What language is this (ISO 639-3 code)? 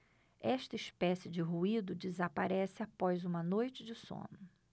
por